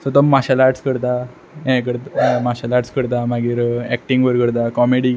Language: Konkani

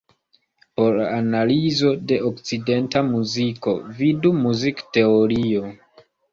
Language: Esperanto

